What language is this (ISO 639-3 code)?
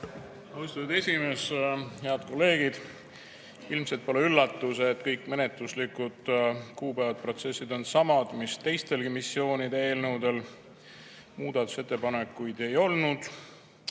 est